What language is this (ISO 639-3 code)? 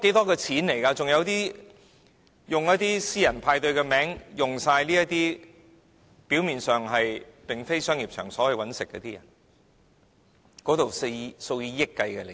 yue